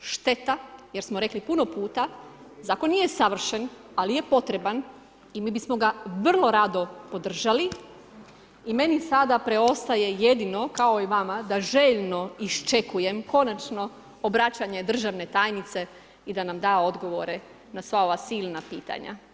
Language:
Croatian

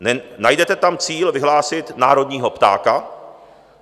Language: Czech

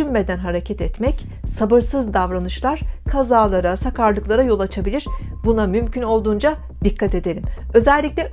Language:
Turkish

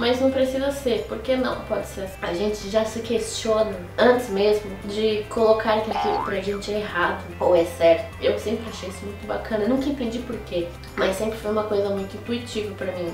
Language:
Portuguese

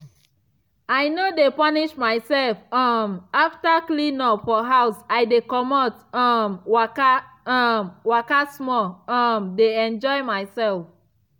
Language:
Nigerian Pidgin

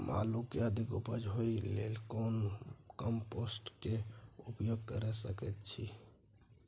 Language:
Maithili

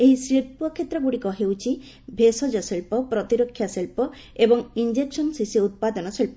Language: Odia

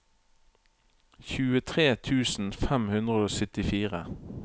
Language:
Norwegian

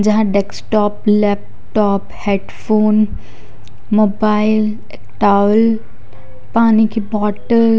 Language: Hindi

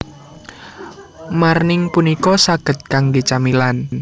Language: Javanese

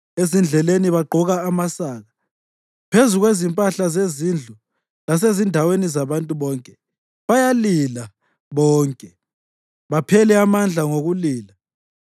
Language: North Ndebele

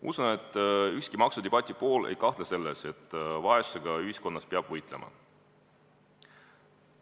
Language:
Estonian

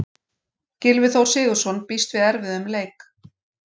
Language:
Icelandic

